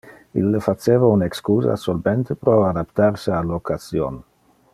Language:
Interlingua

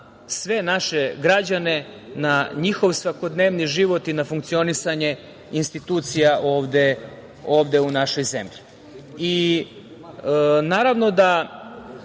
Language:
Serbian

